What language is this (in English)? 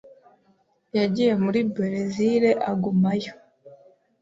Kinyarwanda